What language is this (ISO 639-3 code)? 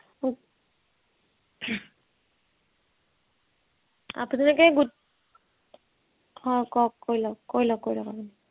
asm